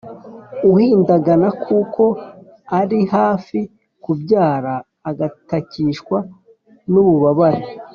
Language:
Kinyarwanda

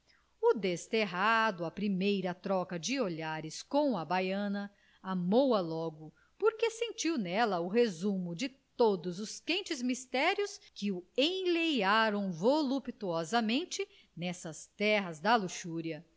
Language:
Portuguese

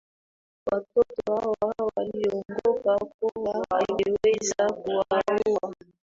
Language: Swahili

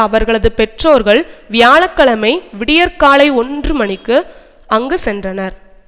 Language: Tamil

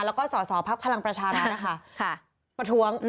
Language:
Thai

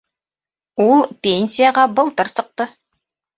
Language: Bashkir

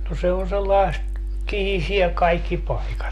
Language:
Finnish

